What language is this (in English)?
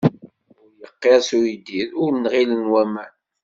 Kabyle